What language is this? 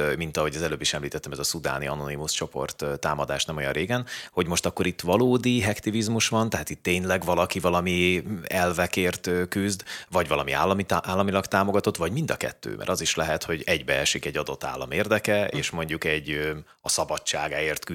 Hungarian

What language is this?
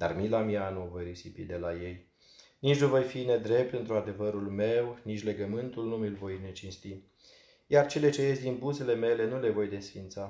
Romanian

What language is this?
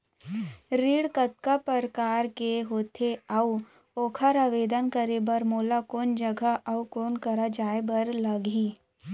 Chhattisgarhi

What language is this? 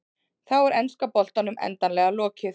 Icelandic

